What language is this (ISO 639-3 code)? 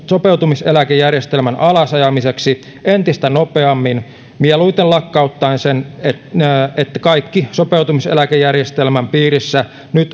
fin